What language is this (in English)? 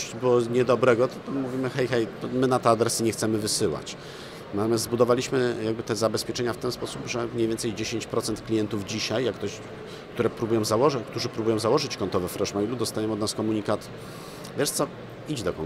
Polish